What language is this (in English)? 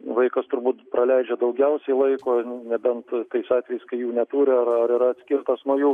Lithuanian